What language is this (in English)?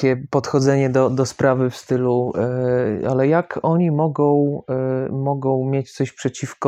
Polish